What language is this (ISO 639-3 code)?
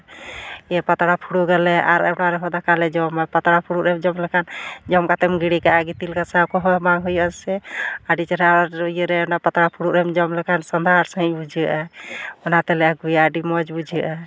sat